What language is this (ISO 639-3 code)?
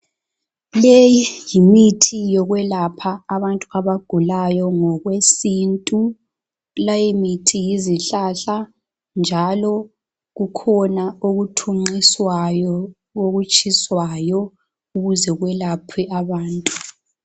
nde